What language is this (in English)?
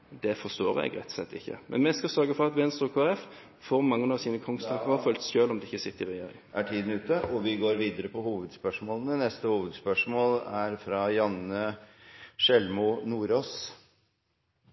Norwegian Bokmål